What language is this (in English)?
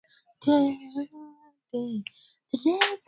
Swahili